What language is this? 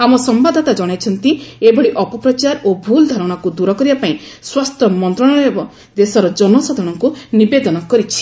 Odia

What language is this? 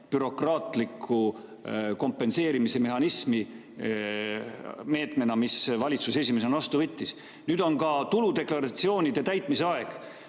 Estonian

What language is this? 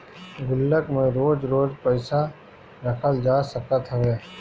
Bhojpuri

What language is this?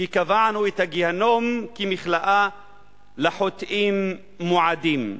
Hebrew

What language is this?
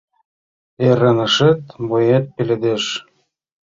Mari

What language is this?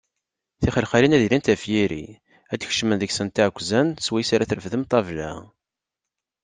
Kabyle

